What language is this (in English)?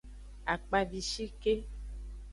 Aja (Benin)